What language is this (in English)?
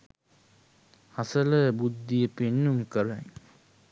Sinhala